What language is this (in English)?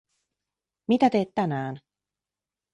Finnish